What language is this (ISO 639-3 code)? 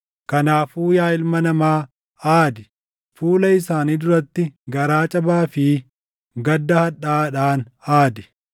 orm